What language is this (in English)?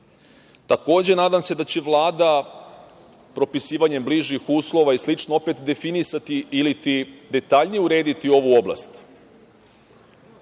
Serbian